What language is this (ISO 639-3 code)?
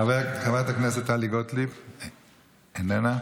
heb